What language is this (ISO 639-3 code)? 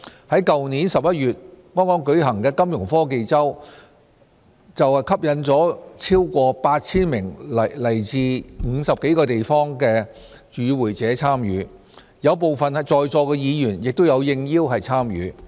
yue